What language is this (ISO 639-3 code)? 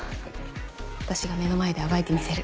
jpn